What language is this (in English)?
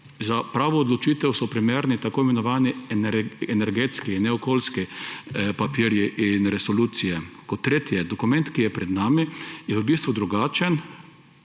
Slovenian